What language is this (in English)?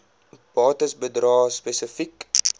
Afrikaans